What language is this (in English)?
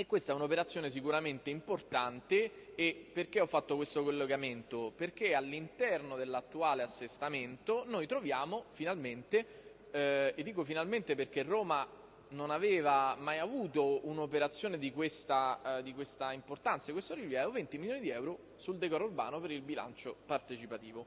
Italian